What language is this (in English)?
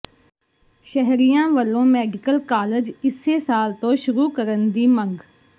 Punjabi